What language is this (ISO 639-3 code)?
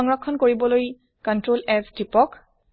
asm